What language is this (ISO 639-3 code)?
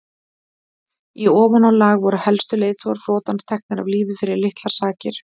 isl